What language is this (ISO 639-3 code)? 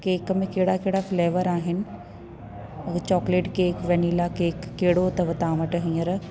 snd